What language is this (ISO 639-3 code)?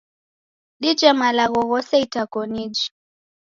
dav